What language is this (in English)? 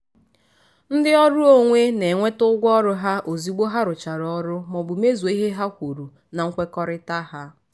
Igbo